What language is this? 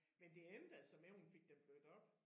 Danish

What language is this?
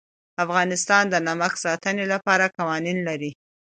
Pashto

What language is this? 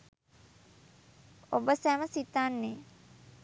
Sinhala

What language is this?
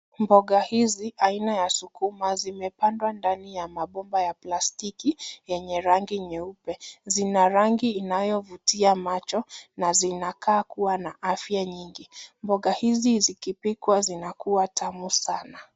Swahili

